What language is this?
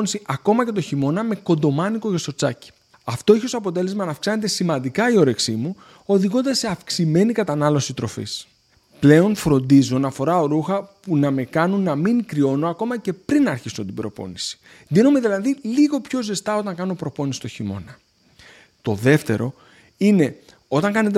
Greek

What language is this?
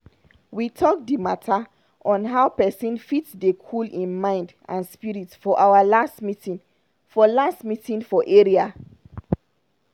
Nigerian Pidgin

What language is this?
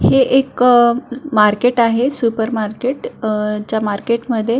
Marathi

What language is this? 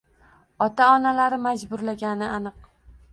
Uzbek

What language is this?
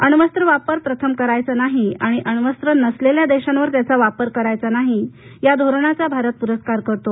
Marathi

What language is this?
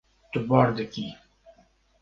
Kurdish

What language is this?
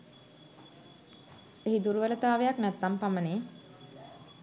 Sinhala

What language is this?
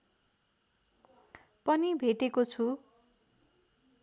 Nepali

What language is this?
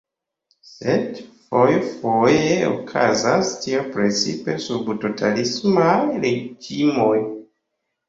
Esperanto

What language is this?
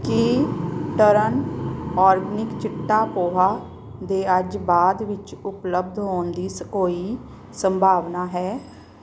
Punjabi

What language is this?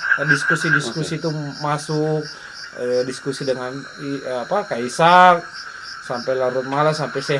Indonesian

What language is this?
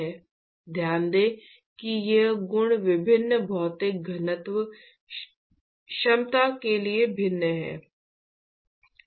Hindi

